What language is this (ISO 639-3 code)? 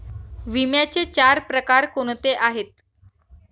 mar